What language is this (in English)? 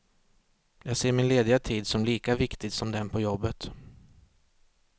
Swedish